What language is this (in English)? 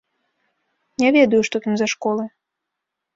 Belarusian